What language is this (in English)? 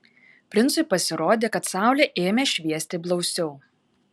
Lithuanian